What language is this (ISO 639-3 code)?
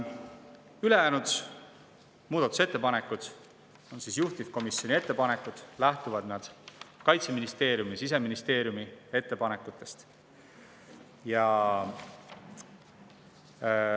est